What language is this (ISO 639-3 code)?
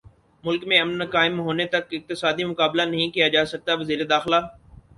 urd